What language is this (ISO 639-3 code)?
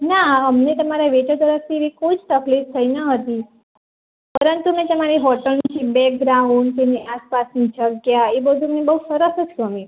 guj